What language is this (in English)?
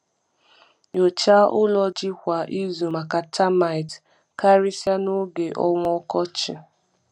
Igbo